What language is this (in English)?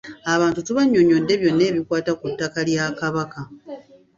Ganda